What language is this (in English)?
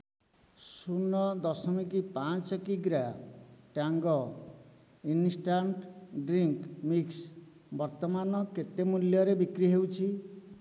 Odia